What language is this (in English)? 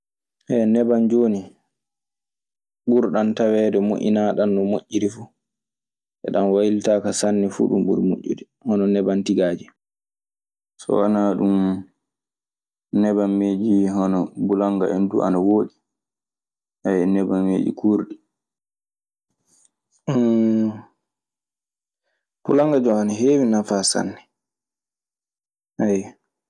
Maasina Fulfulde